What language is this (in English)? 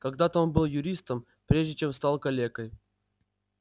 Russian